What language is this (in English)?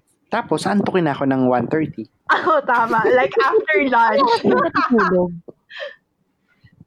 Filipino